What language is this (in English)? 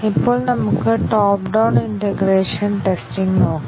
Malayalam